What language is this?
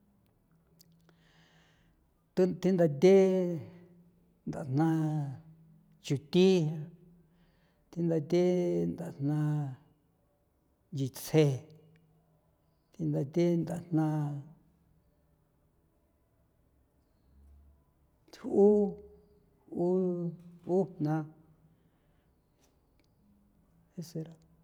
San Felipe Otlaltepec Popoloca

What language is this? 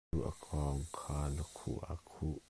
Hakha Chin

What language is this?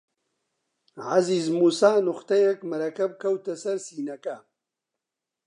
Central Kurdish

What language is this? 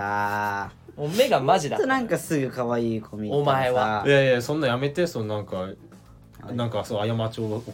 Japanese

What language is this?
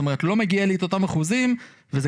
Hebrew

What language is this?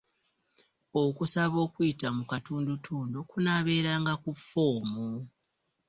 Ganda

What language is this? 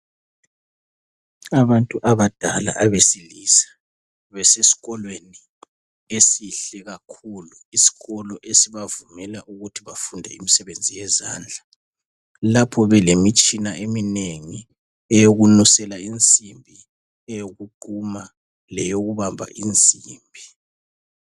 North Ndebele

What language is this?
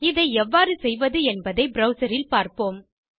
Tamil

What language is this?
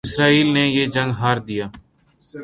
Urdu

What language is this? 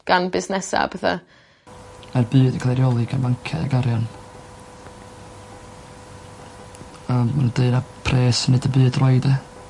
Welsh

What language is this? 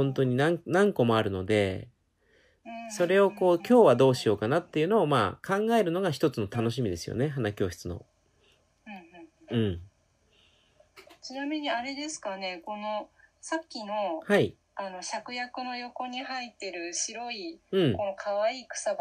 Japanese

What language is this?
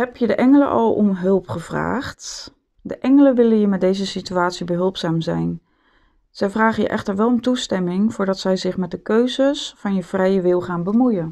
Dutch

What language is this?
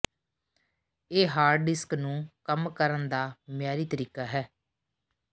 Punjabi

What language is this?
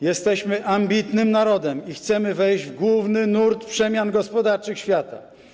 Polish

